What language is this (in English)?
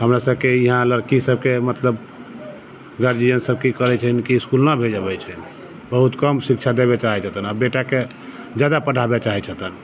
Maithili